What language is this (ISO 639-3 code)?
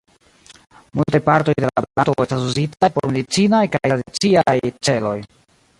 epo